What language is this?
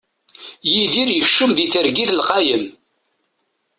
Kabyle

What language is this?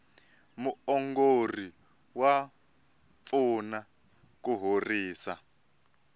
Tsonga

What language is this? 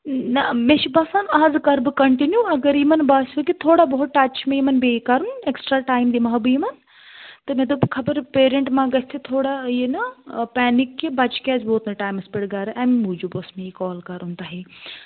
Kashmiri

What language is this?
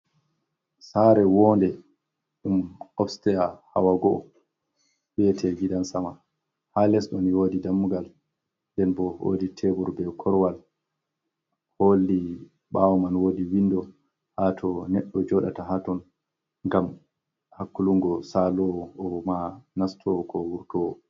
Fula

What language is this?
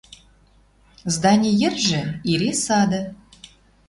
Western Mari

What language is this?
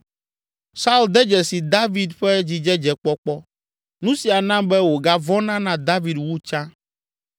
Ewe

